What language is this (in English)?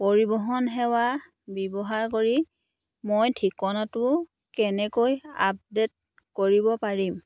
Assamese